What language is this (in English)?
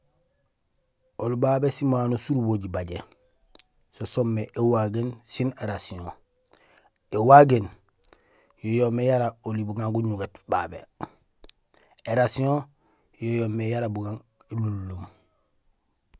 Gusilay